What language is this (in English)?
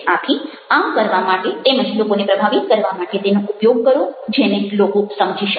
Gujarati